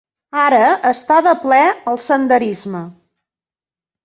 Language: Catalan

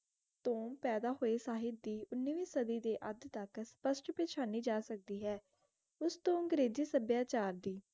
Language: Punjabi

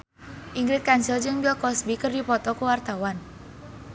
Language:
Sundanese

